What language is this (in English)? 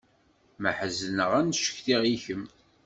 Kabyle